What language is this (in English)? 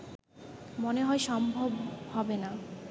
Bangla